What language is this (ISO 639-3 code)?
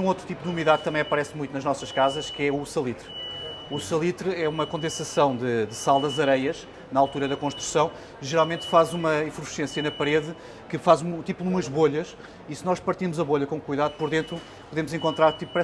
por